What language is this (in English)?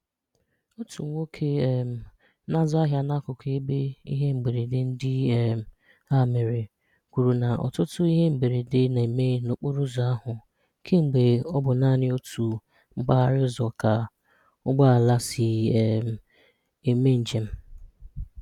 Igbo